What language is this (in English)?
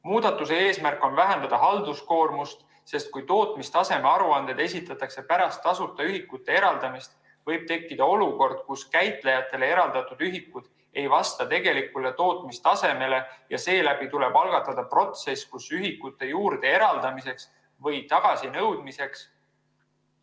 Estonian